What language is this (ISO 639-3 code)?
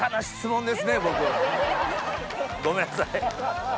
jpn